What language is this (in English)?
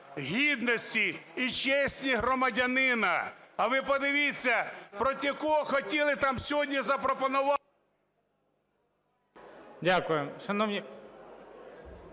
Ukrainian